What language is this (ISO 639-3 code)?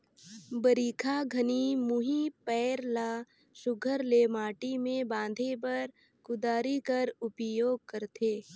hne